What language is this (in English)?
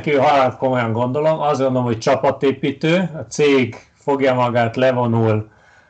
Hungarian